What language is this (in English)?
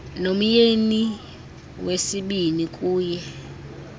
Xhosa